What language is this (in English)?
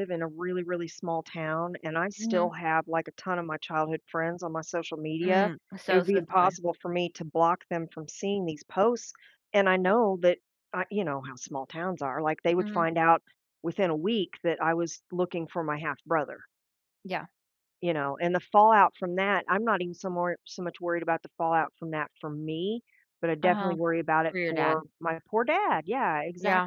English